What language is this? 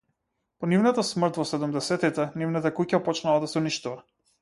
Macedonian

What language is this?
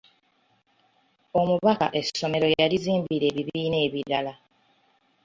Ganda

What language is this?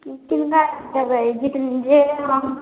Maithili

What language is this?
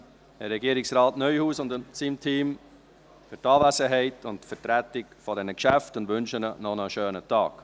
Swiss German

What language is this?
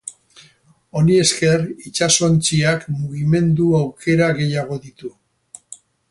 Basque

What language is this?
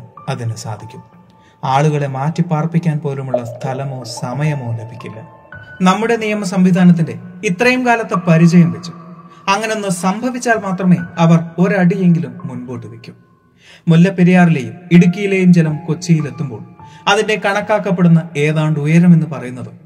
Malayalam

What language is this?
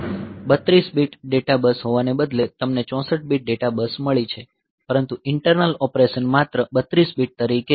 Gujarati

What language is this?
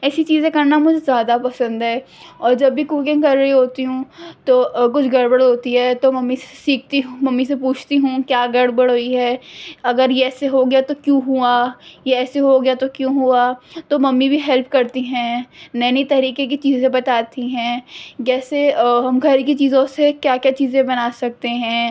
Urdu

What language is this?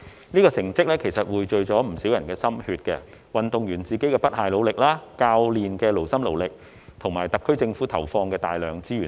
Cantonese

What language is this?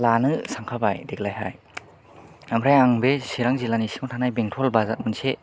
Bodo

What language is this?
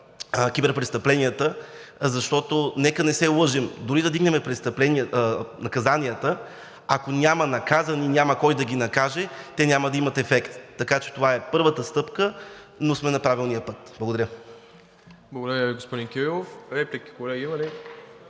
Bulgarian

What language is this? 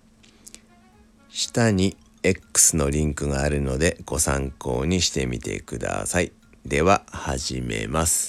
Japanese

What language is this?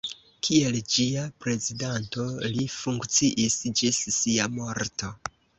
Esperanto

